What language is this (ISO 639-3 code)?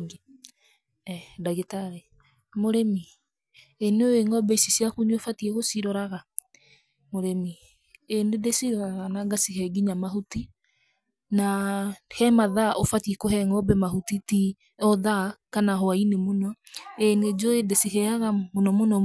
kik